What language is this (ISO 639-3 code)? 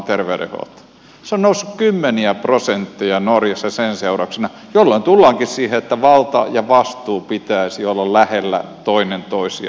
fin